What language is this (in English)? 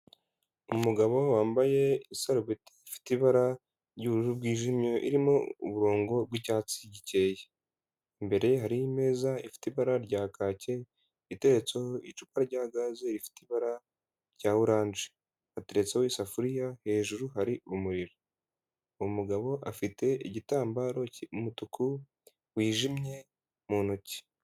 Kinyarwanda